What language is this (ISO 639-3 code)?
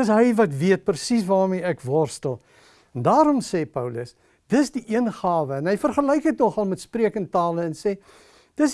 nld